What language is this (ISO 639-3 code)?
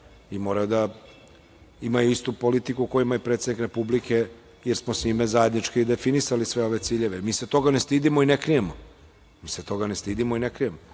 srp